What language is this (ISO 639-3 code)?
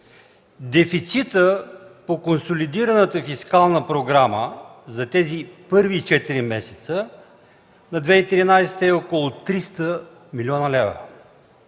bul